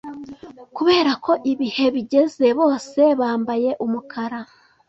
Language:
Kinyarwanda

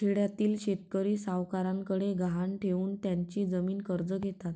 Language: Marathi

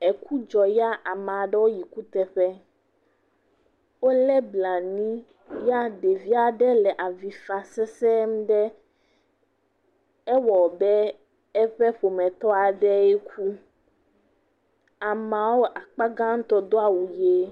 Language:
Ewe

